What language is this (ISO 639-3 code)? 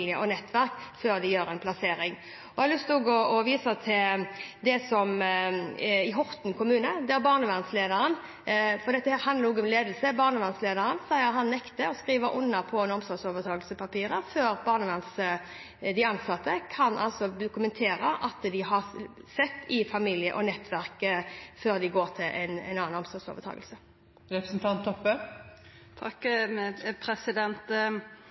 nob